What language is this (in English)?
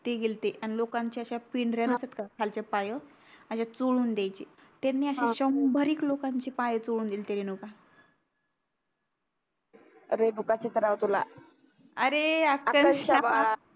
Marathi